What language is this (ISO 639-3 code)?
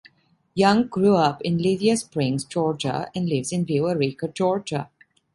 eng